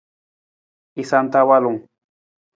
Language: Nawdm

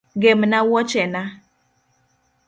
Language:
Luo (Kenya and Tanzania)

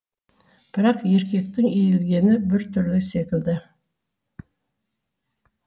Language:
Kazakh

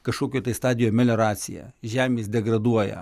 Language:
Lithuanian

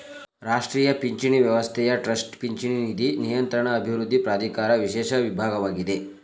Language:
Kannada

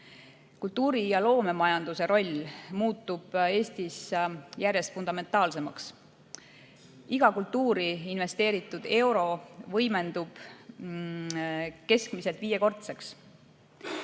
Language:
Estonian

